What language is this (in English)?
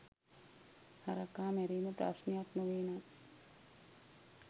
Sinhala